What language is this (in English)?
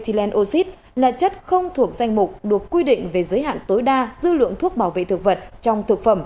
Vietnamese